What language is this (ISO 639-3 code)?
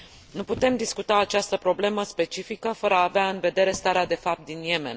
ron